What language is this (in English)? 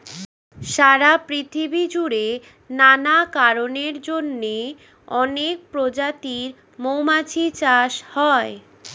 Bangla